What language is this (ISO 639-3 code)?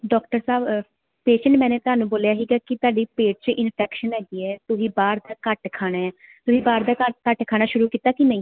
pan